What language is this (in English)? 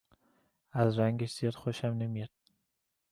Persian